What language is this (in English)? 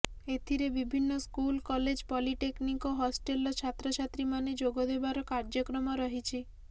Odia